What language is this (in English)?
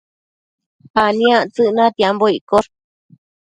Matsés